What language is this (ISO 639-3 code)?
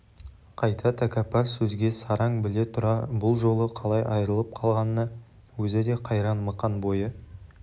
kaz